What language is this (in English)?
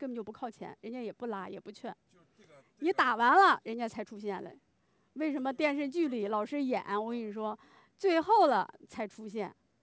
Chinese